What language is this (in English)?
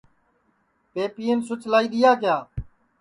Sansi